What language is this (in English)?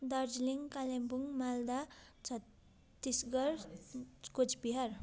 Nepali